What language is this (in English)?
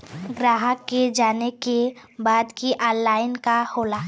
Bhojpuri